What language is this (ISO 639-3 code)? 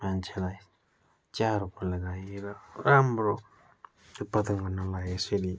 nep